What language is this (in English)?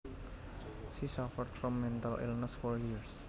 Javanese